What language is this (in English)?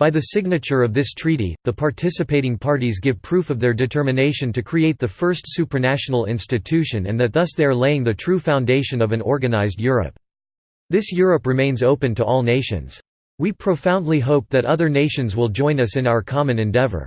English